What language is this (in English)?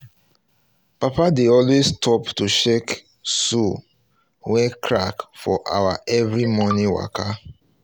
Nigerian Pidgin